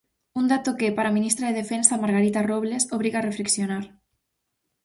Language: Galician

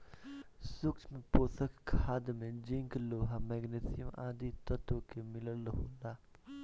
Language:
Bhojpuri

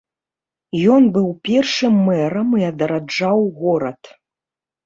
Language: Belarusian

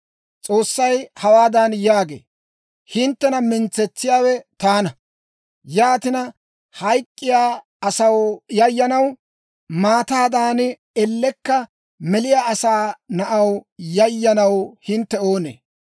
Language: Dawro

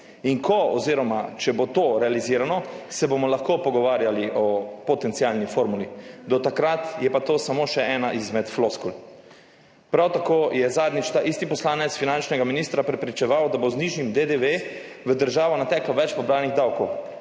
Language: Slovenian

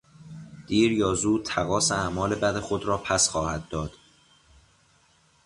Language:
Persian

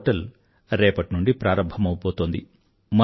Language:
Telugu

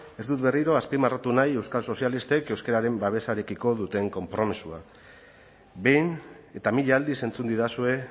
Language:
Basque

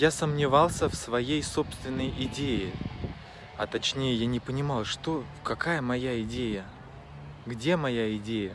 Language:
Russian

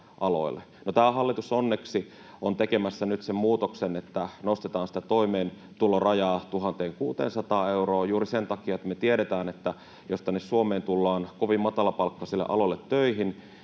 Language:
Finnish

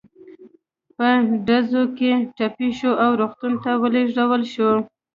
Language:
Pashto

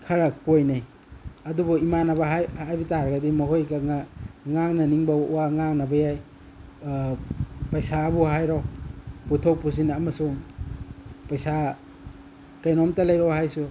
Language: Manipuri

